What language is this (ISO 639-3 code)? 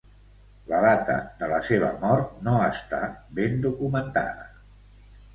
cat